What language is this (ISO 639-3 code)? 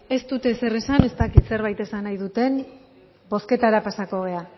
eus